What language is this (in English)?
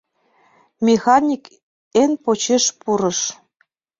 Mari